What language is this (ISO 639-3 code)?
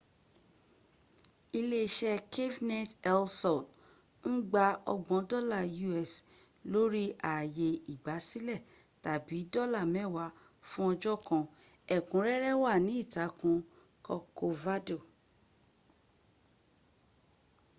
yor